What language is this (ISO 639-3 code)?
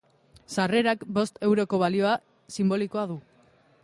eus